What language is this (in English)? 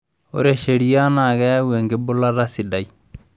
Masai